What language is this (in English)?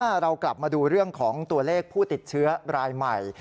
Thai